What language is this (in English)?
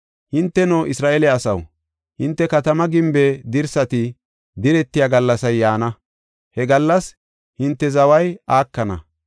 Gofa